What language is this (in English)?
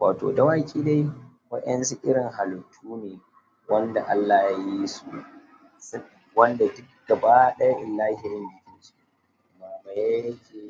Hausa